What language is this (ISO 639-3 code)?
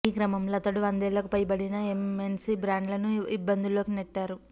tel